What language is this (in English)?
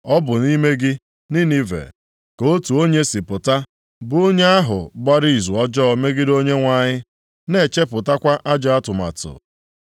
Igbo